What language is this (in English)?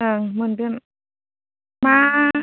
Bodo